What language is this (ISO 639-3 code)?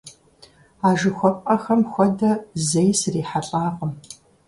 kbd